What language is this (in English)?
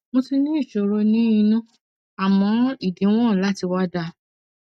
Yoruba